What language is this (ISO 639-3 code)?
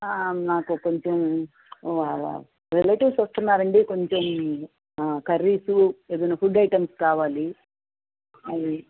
tel